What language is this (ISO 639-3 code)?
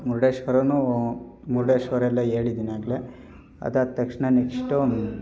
kan